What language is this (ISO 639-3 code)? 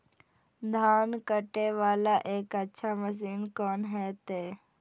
mai